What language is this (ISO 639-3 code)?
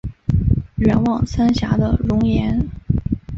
zho